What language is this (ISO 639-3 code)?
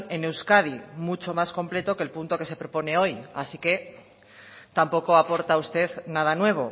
spa